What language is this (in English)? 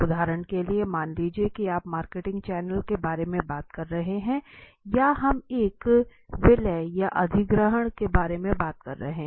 Hindi